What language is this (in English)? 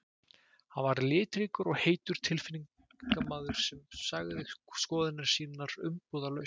Icelandic